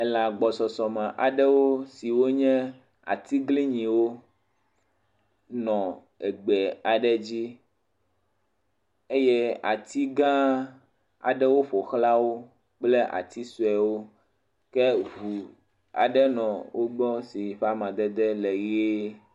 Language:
Ewe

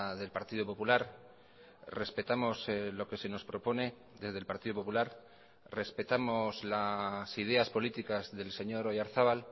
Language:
Spanish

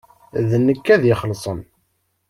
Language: Kabyle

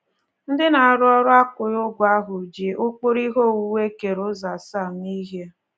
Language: Igbo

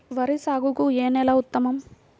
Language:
Telugu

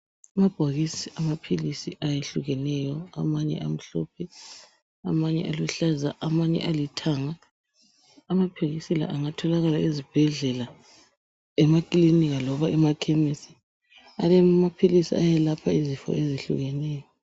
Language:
North Ndebele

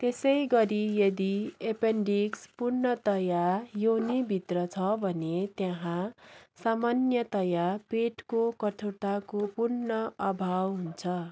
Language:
Nepali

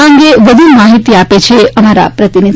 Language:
Gujarati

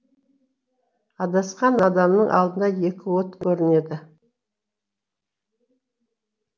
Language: Kazakh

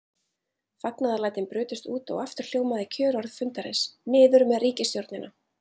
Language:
Icelandic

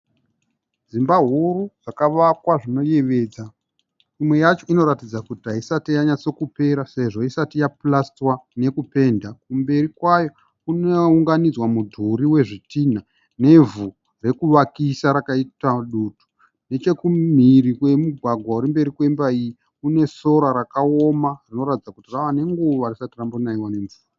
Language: Shona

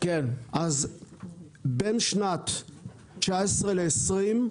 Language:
Hebrew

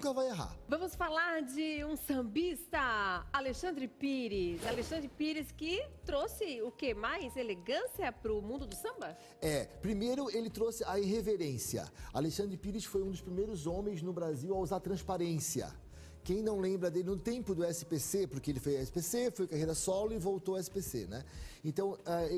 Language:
Portuguese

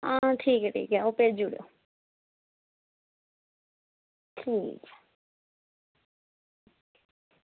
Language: Dogri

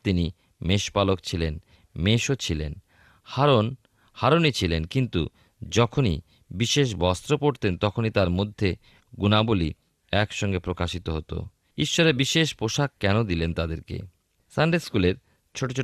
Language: Bangla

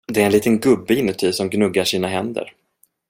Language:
Swedish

